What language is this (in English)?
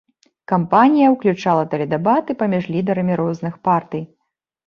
Belarusian